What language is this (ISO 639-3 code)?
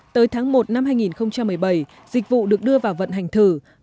vie